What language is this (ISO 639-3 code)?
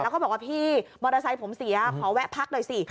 tha